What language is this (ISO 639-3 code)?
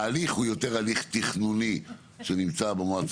heb